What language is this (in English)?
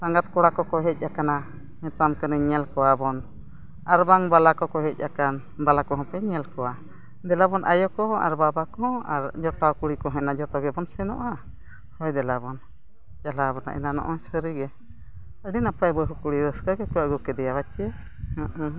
Santali